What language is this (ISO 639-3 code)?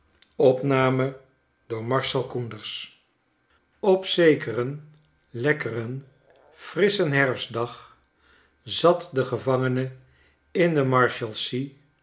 nld